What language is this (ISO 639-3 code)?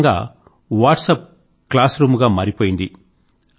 tel